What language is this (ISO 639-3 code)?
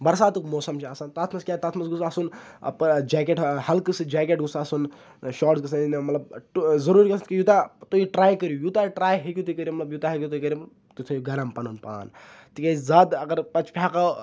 kas